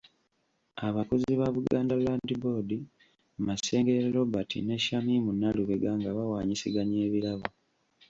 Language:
Ganda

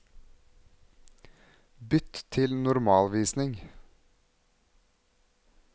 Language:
Norwegian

